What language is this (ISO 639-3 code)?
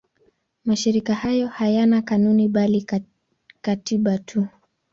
swa